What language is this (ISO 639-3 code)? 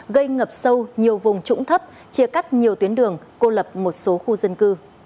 vie